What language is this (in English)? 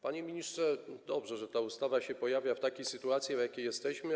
Polish